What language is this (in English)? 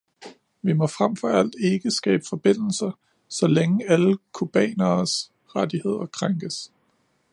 Danish